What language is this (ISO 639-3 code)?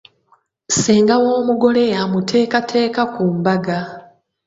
lug